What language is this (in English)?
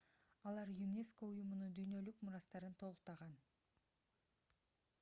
Kyrgyz